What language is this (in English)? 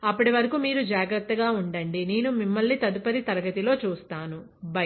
Telugu